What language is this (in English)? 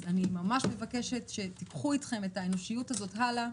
Hebrew